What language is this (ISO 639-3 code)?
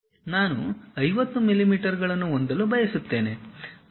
kan